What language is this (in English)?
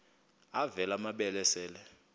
Xhosa